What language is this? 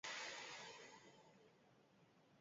Basque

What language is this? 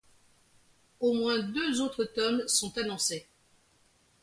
French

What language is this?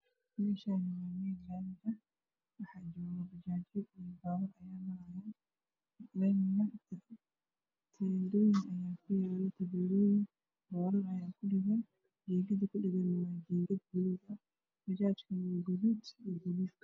Somali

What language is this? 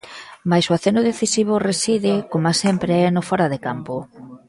Galician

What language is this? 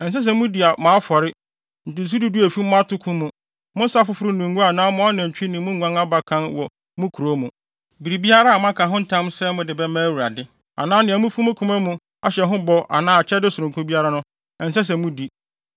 Akan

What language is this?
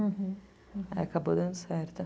Portuguese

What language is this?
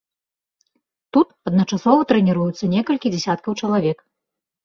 Belarusian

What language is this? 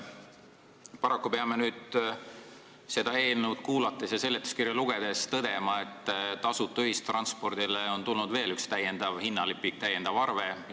Estonian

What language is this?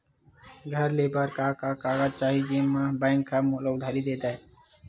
Chhattisgarhi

